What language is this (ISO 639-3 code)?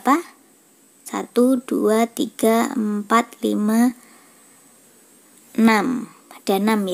ind